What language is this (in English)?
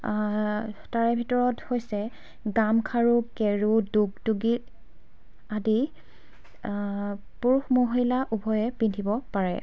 Assamese